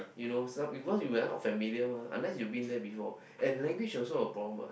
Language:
English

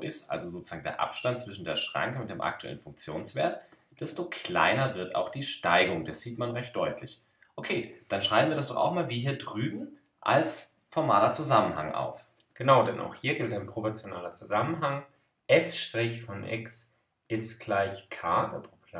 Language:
German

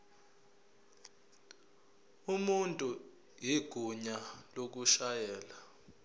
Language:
Zulu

